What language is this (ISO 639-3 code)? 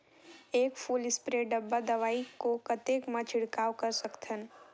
hne